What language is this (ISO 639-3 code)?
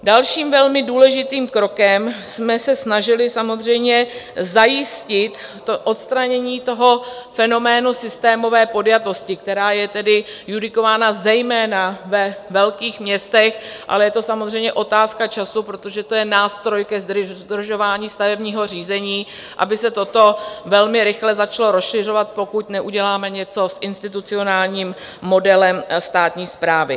ces